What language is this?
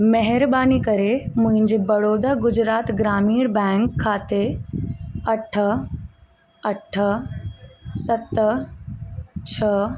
Sindhi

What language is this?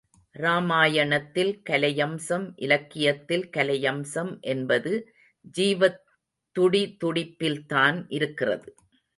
Tamil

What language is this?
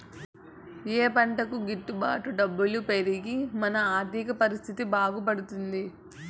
Telugu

